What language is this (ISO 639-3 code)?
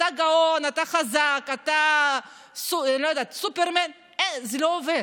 heb